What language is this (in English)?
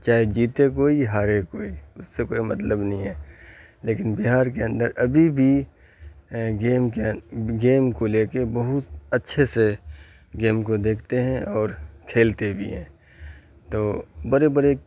Urdu